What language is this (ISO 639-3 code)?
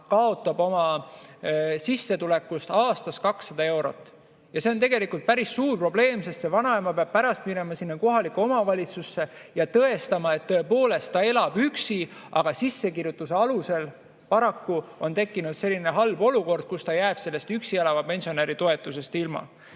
est